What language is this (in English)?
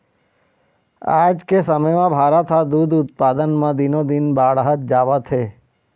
Chhattisgarhi